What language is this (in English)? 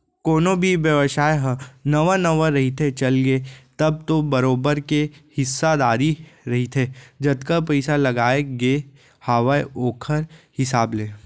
Chhattisgarhi